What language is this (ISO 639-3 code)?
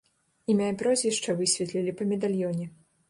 bel